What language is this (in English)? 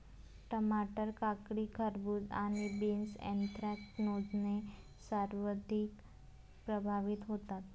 Marathi